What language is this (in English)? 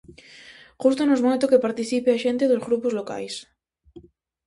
Galician